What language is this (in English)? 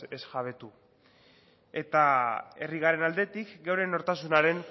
Basque